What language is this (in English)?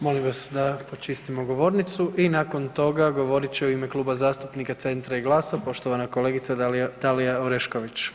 Croatian